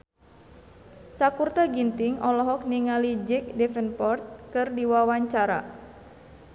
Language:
Sundanese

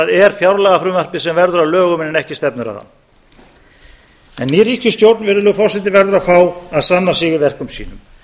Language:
Icelandic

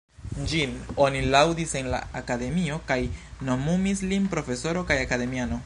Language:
Esperanto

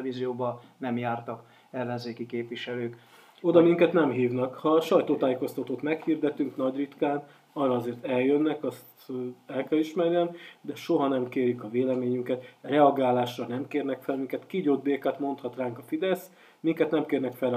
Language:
Hungarian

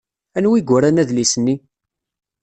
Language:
Kabyle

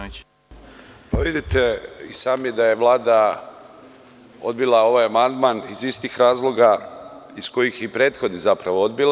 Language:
Serbian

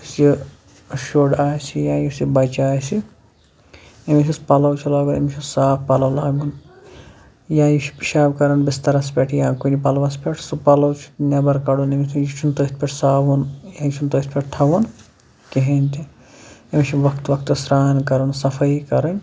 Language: Kashmiri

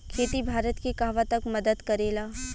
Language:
Bhojpuri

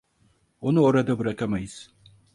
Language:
Turkish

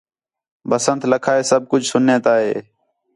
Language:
Khetrani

